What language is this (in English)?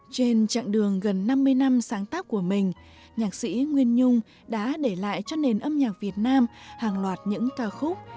Vietnamese